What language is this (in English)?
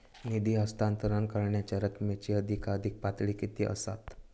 Marathi